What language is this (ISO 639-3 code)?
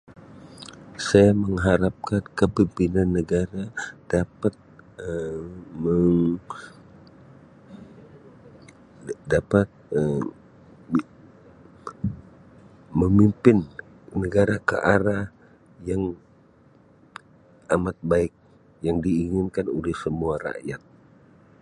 msi